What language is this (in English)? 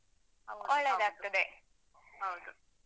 Kannada